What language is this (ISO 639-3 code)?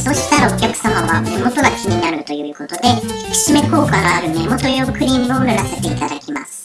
jpn